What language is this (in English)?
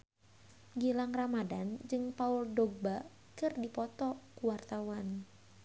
Sundanese